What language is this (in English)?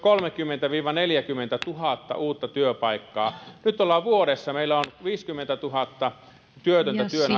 Finnish